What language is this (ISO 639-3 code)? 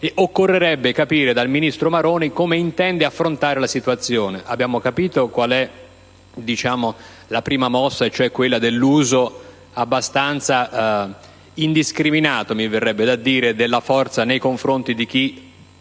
ita